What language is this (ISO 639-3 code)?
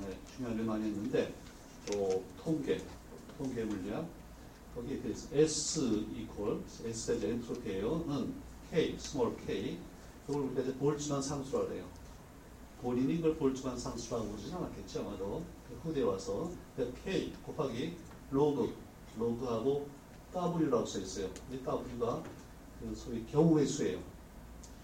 kor